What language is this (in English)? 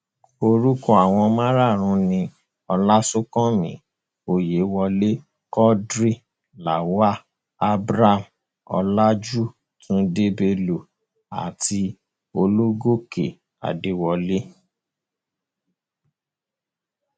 Yoruba